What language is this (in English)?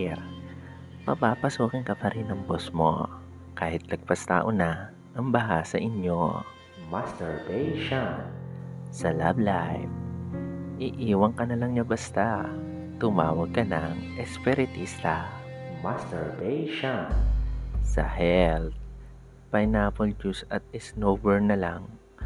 Filipino